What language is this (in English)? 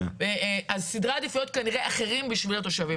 Hebrew